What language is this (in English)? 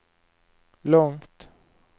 Swedish